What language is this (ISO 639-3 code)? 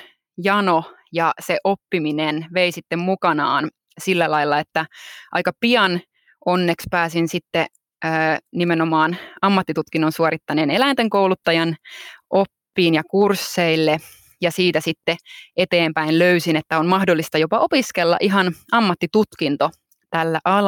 fin